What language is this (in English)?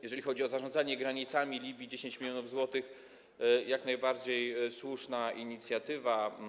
Polish